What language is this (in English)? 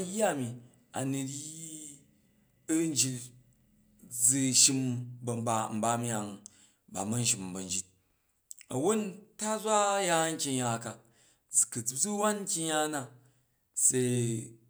Jju